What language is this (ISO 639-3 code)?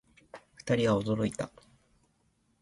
jpn